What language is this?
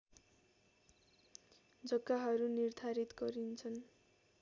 Nepali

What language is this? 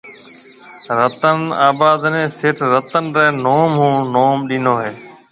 Marwari (Pakistan)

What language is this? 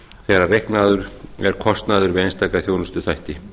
Icelandic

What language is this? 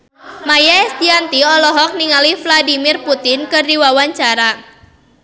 Sundanese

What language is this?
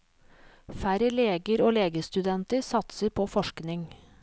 Norwegian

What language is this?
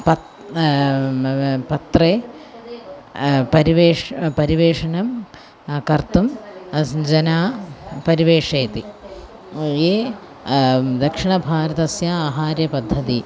Sanskrit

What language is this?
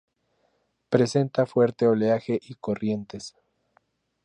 Spanish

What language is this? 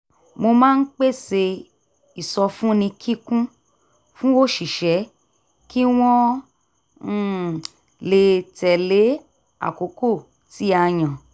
Yoruba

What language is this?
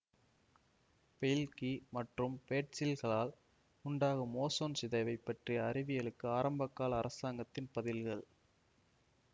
Tamil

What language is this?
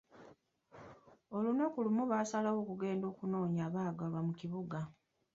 Ganda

